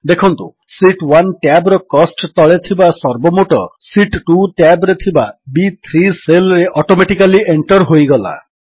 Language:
Odia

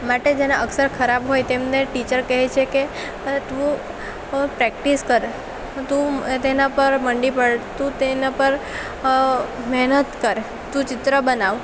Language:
Gujarati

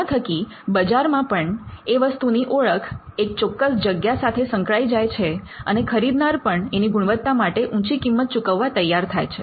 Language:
Gujarati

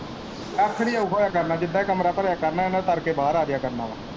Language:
Punjabi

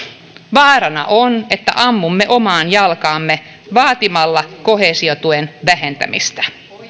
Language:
Finnish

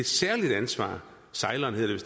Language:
Danish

